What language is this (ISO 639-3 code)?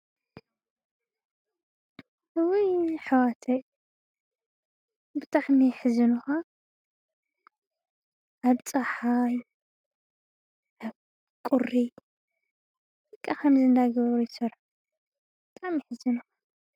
tir